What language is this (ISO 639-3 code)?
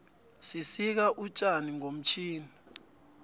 nbl